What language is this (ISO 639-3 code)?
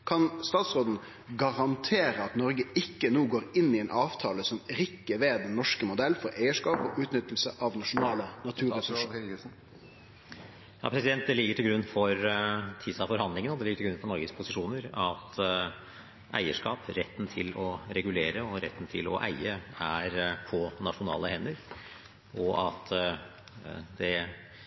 nor